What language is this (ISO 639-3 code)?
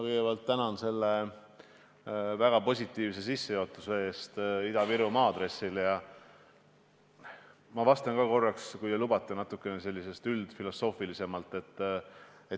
est